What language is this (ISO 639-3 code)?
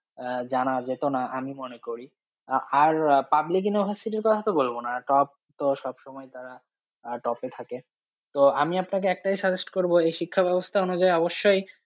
ben